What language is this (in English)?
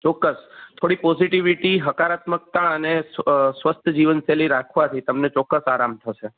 Gujarati